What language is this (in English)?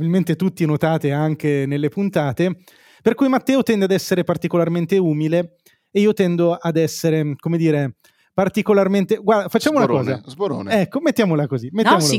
Italian